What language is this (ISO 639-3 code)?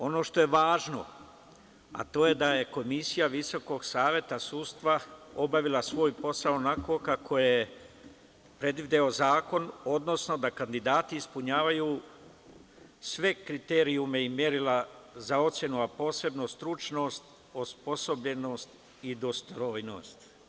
srp